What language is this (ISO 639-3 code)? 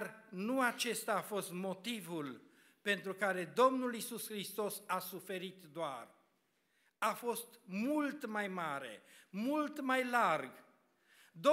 ron